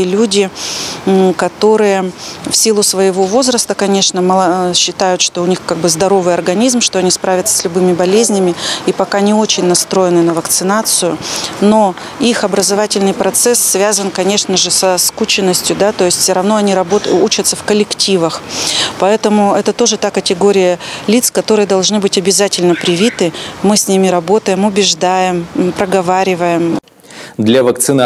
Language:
Russian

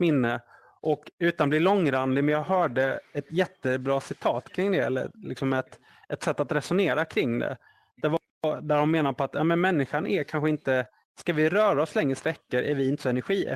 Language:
Swedish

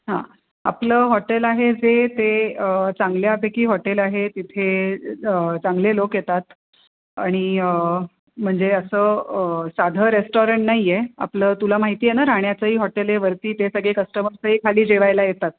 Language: Marathi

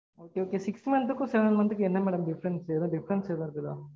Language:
Tamil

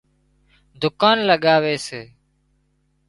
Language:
Wadiyara Koli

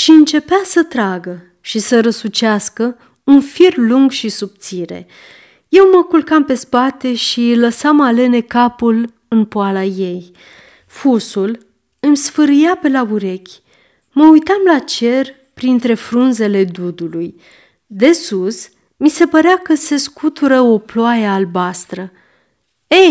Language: Romanian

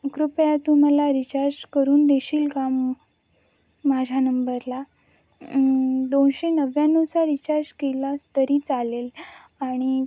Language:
Marathi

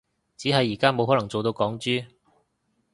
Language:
Cantonese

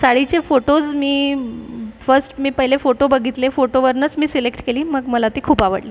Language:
Marathi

